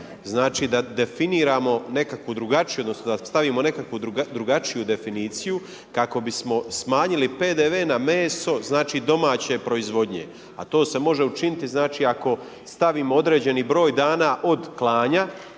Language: Croatian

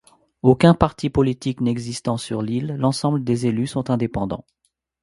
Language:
French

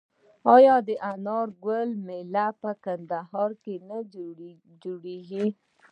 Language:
Pashto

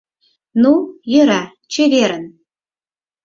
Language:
Mari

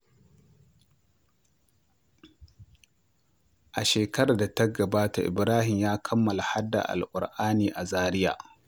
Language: Hausa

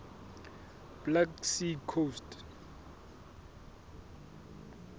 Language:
Southern Sotho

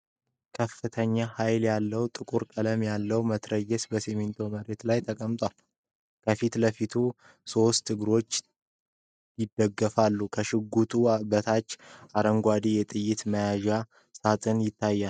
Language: Amharic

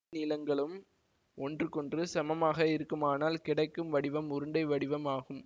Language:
Tamil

